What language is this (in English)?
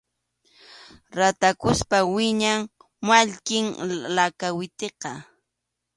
Arequipa-La Unión Quechua